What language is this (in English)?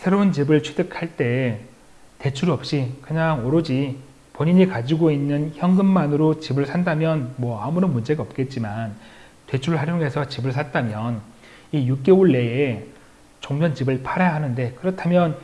Korean